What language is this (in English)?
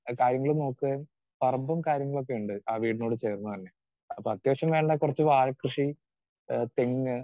Malayalam